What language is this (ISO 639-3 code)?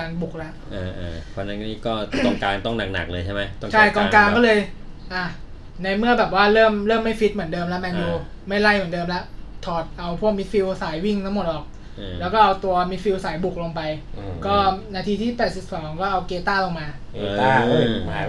tha